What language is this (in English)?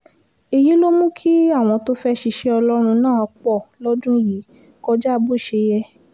Yoruba